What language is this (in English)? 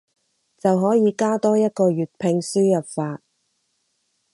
Cantonese